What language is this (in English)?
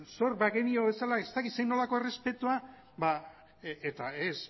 Basque